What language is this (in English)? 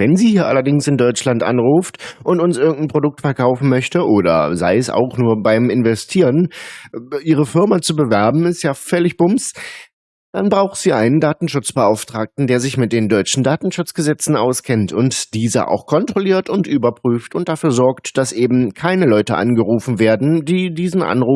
German